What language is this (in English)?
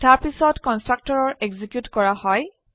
Assamese